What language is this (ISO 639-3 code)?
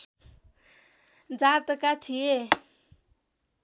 nep